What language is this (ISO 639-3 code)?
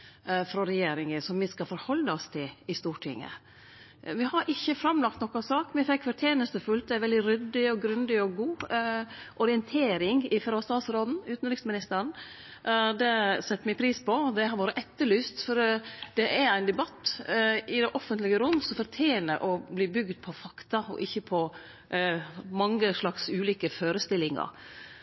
nno